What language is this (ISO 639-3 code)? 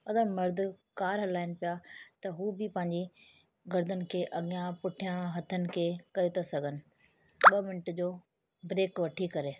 snd